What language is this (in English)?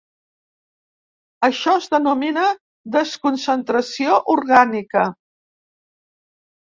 Catalan